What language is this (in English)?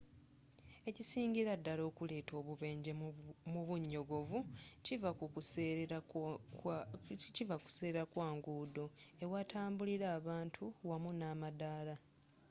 Ganda